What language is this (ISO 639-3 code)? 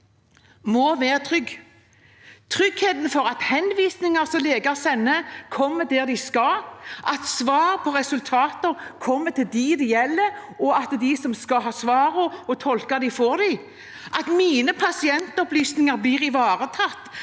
nor